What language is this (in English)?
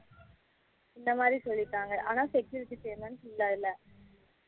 Tamil